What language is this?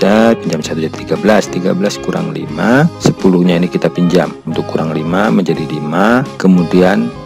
Indonesian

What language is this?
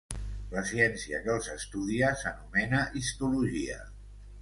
Catalan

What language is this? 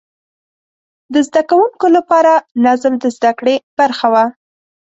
Pashto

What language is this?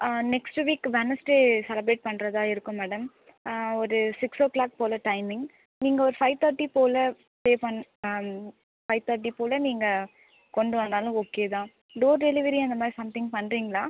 Tamil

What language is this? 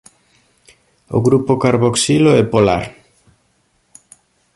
Galician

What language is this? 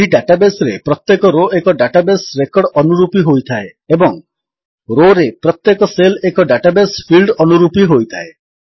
Odia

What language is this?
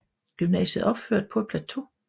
Danish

